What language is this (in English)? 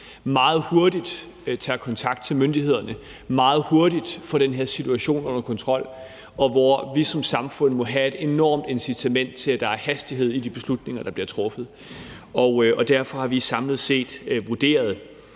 Danish